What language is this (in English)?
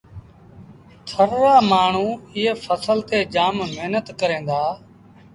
Sindhi Bhil